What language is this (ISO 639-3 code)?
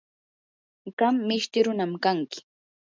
qur